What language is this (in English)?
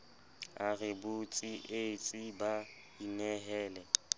Southern Sotho